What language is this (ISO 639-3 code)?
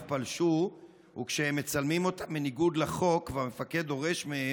heb